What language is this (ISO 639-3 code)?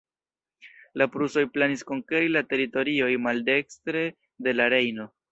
epo